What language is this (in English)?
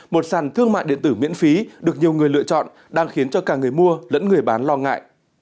Vietnamese